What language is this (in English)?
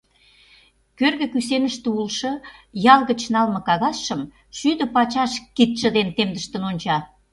Mari